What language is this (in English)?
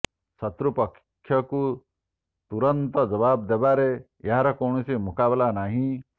Odia